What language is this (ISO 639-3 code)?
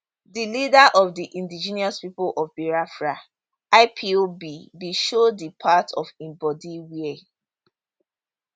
pcm